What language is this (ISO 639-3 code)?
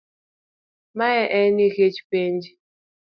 luo